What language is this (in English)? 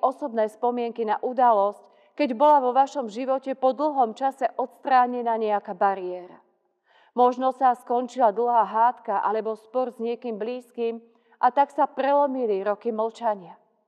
Slovak